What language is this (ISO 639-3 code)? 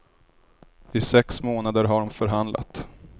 swe